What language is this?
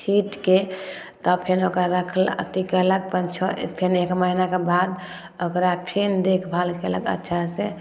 Maithili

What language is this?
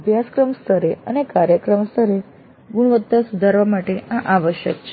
Gujarati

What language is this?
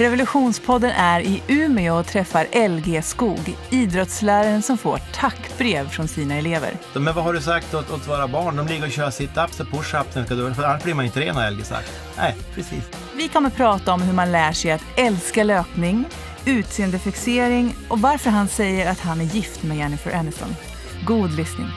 Swedish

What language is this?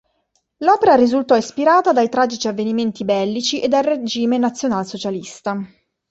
Italian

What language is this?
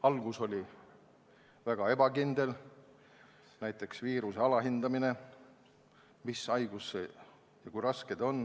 Estonian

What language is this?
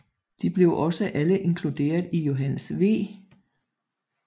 Danish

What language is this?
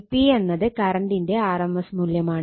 Malayalam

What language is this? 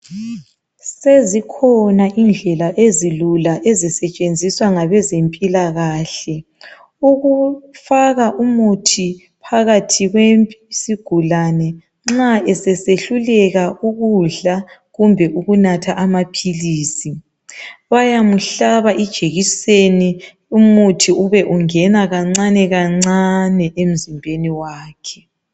North Ndebele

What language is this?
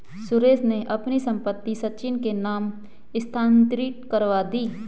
Hindi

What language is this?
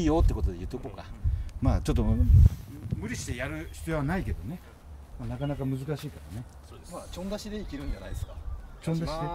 Japanese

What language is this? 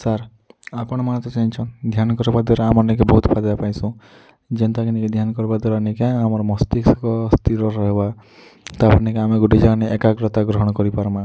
Odia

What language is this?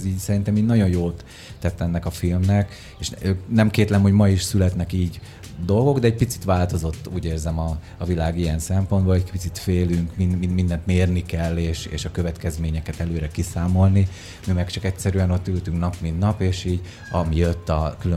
Hungarian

